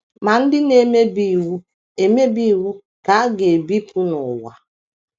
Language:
Igbo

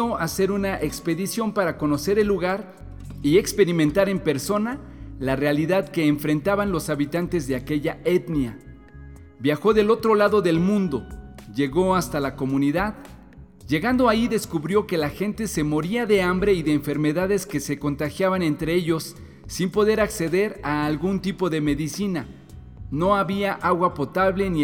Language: Spanish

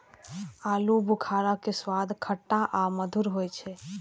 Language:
Maithili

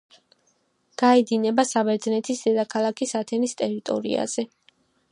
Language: Georgian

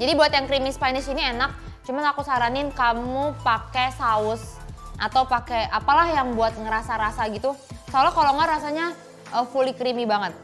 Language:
Indonesian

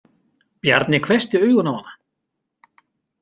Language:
Icelandic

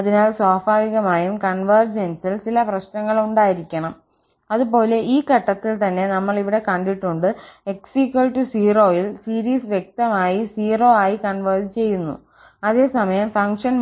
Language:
Malayalam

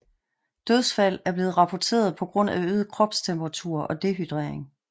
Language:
Danish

